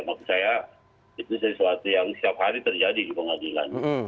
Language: Indonesian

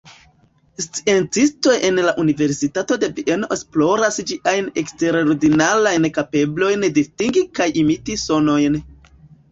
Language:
Esperanto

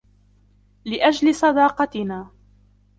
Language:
Arabic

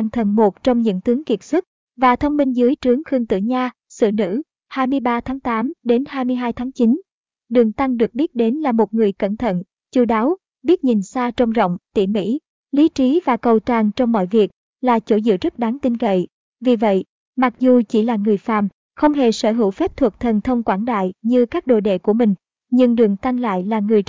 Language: Vietnamese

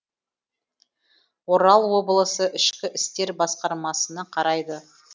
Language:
Kazakh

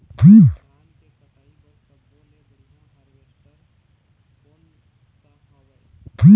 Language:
Chhattisgarhi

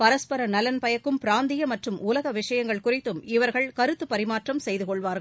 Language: Tamil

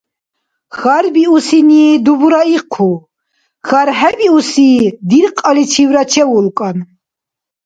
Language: Dargwa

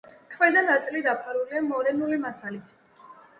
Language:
Georgian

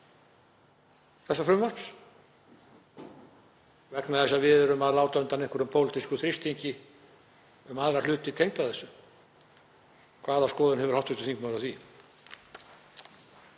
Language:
Icelandic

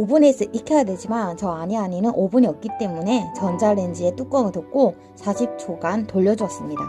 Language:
Korean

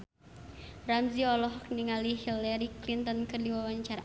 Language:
Sundanese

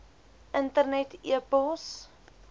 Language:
Afrikaans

